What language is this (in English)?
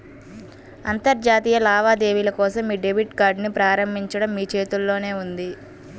Telugu